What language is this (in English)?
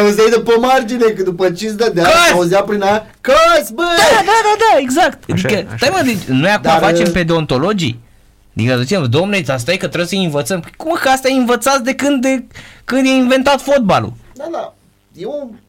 Romanian